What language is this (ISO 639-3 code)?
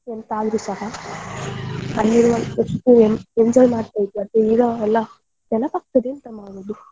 kan